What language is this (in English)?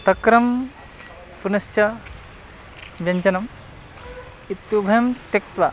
Sanskrit